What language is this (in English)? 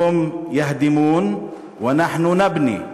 Hebrew